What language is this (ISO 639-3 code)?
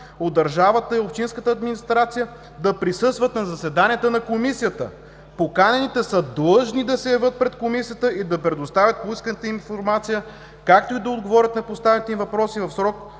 bul